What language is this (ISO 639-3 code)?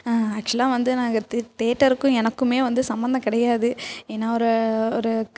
tam